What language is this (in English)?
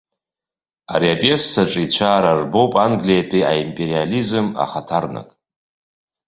Abkhazian